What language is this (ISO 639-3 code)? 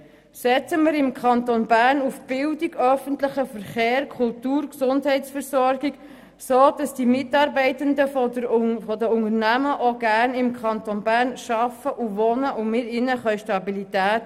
gsw